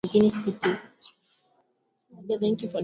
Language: Swahili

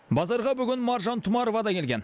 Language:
Kazakh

